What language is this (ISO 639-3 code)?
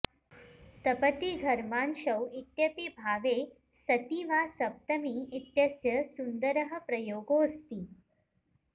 san